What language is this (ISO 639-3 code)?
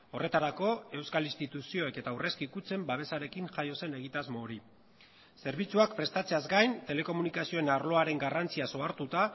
eus